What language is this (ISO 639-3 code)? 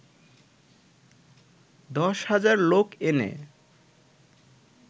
ben